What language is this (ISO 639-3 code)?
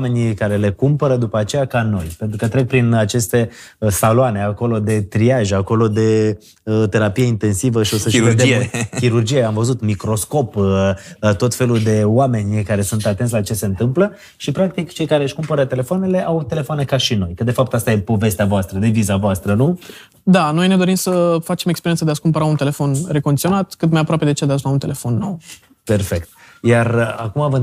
ron